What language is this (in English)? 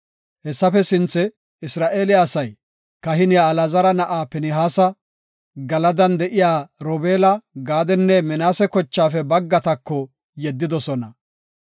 Gofa